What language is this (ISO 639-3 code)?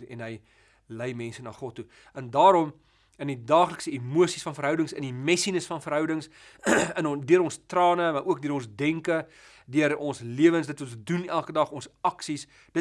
nld